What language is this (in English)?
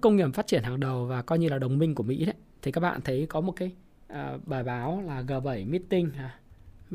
Vietnamese